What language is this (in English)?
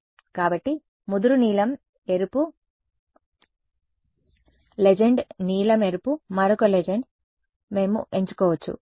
Telugu